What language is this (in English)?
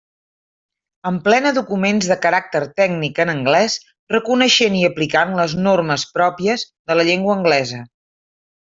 Catalan